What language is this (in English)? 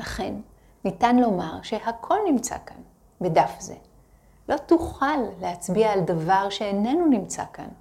Hebrew